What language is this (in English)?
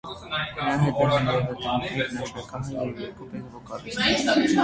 Armenian